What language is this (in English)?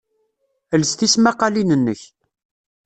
Kabyle